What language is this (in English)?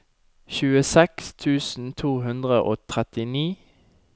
Norwegian